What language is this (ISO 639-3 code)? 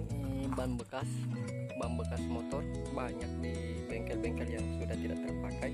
ind